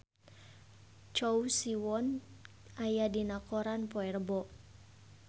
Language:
Sundanese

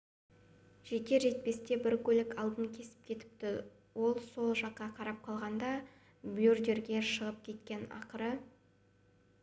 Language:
Kazakh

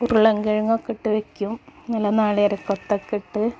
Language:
Malayalam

